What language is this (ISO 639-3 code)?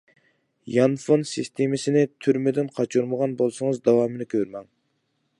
uig